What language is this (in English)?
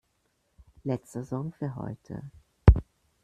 German